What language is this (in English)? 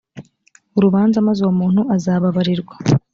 Kinyarwanda